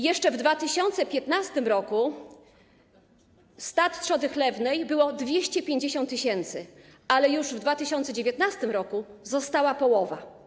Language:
Polish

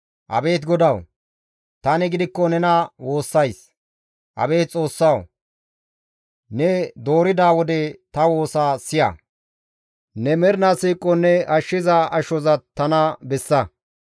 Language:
Gamo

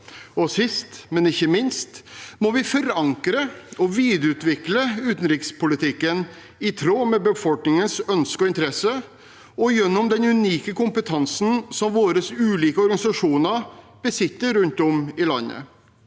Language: Norwegian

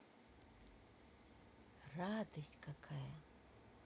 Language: Russian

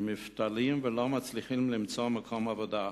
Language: Hebrew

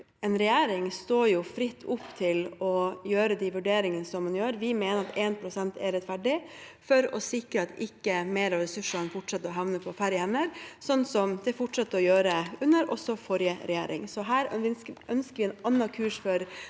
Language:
Norwegian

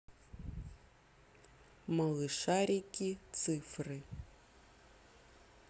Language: Russian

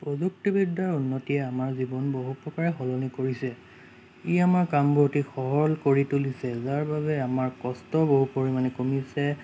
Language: Assamese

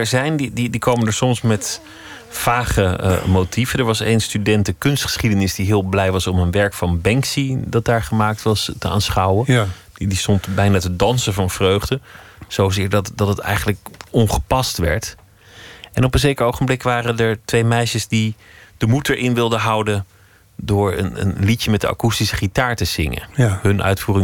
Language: Dutch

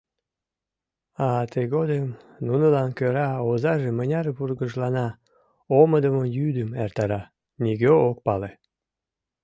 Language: Mari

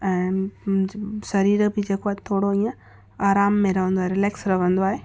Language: Sindhi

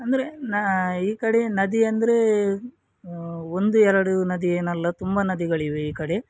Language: Kannada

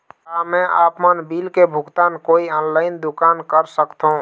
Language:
Chhattisgarhi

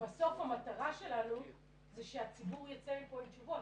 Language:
Hebrew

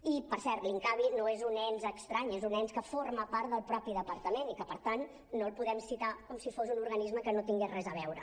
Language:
Catalan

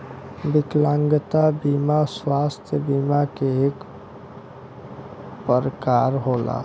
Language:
Bhojpuri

